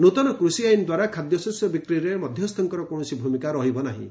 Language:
Odia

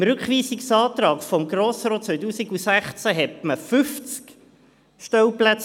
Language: Swiss German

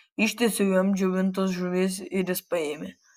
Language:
Lithuanian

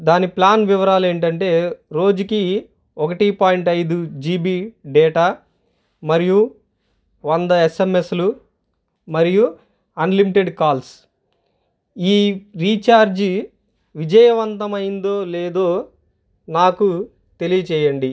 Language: Telugu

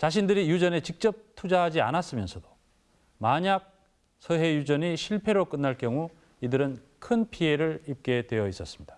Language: Korean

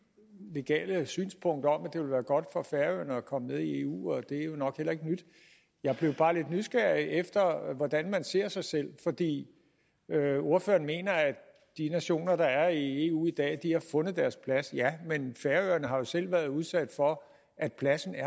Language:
Danish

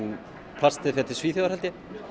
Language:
Icelandic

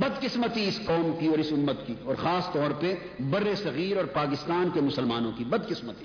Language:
Urdu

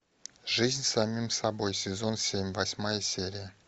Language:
Russian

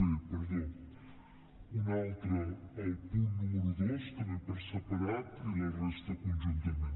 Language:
Catalan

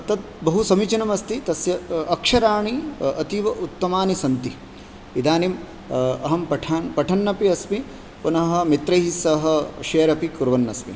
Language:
Sanskrit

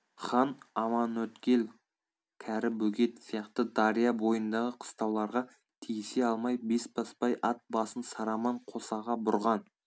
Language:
Kazakh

